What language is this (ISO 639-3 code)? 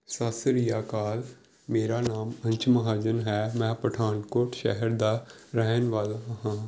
pan